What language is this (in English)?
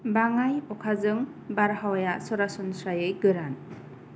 Bodo